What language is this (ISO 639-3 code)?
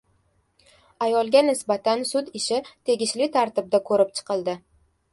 uzb